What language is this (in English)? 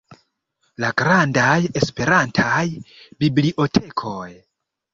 Esperanto